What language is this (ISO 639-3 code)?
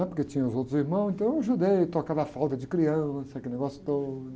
por